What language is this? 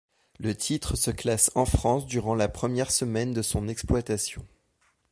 French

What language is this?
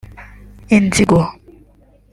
Kinyarwanda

